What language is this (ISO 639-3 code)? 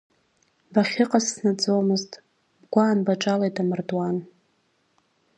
abk